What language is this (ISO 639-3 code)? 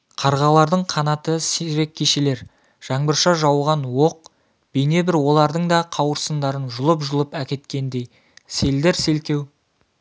kaz